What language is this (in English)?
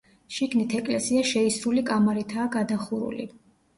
Georgian